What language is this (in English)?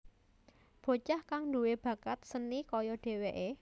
Javanese